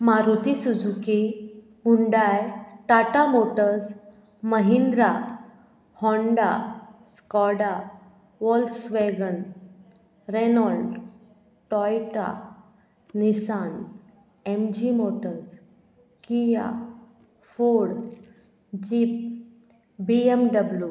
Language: Konkani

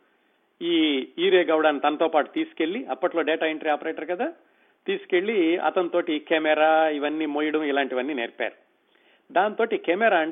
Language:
Telugu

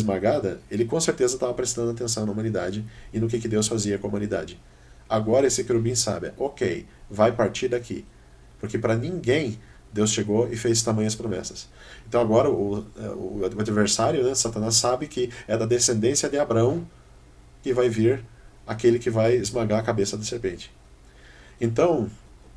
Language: Portuguese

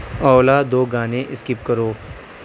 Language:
Urdu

